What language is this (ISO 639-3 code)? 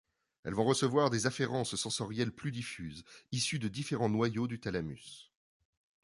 fra